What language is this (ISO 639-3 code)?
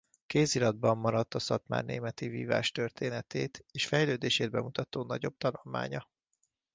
hun